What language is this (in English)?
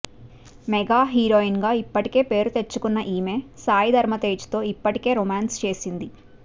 Telugu